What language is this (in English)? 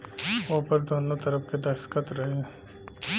Bhojpuri